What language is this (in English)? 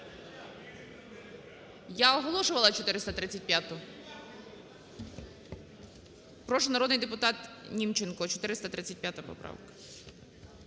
Ukrainian